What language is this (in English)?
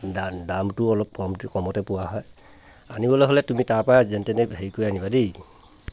Assamese